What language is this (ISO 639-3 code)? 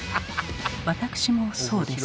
jpn